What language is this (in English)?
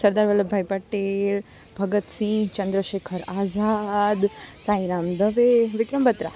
Gujarati